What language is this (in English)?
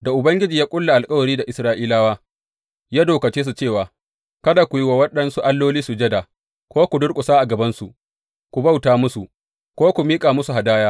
Hausa